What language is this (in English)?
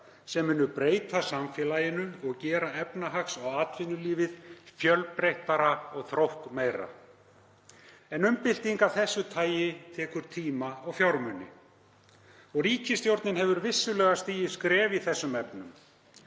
Icelandic